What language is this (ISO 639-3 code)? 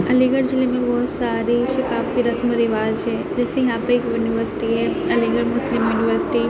urd